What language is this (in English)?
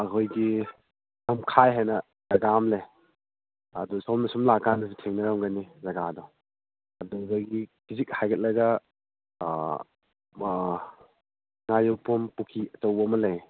Manipuri